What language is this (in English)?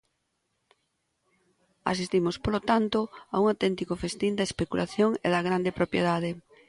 Galician